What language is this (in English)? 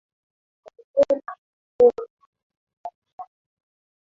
Swahili